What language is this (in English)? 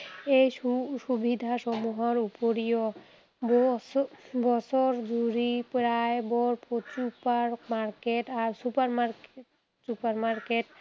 Assamese